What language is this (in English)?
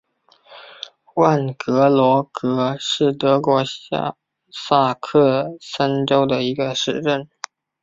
Chinese